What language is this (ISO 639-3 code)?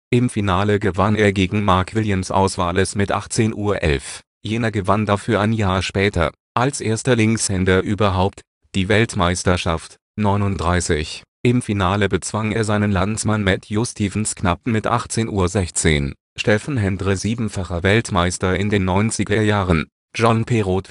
deu